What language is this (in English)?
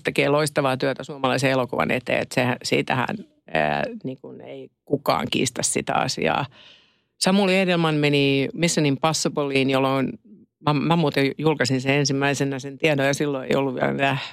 Finnish